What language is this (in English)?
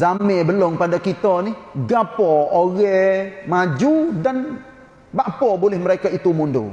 Malay